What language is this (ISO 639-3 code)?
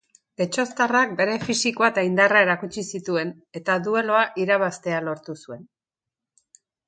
eus